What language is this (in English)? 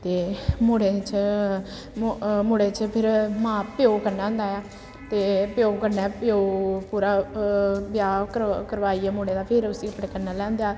Dogri